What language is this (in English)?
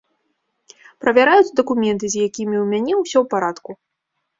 Belarusian